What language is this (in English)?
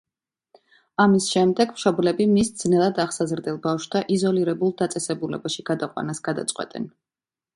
Georgian